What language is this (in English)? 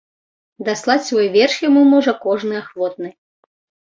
Belarusian